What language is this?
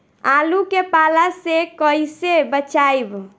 Bhojpuri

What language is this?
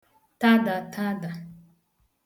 Igbo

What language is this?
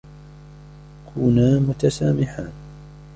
Arabic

